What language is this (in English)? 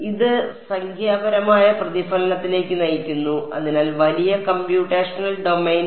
Malayalam